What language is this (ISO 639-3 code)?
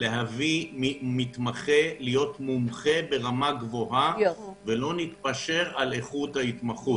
heb